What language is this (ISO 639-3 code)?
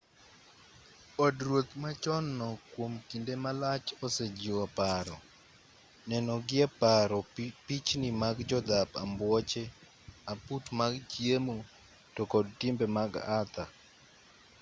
luo